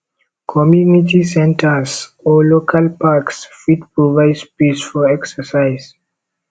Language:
Nigerian Pidgin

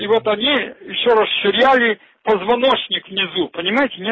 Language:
Russian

